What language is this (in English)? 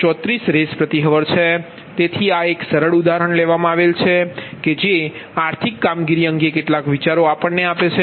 Gujarati